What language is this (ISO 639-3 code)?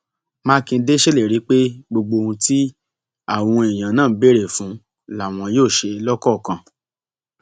yor